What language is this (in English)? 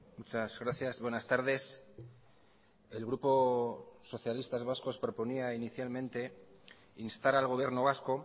Spanish